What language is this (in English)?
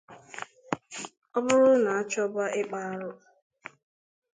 Igbo